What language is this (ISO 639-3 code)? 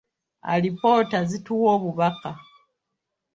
lug